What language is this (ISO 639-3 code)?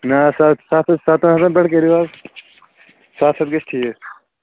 kas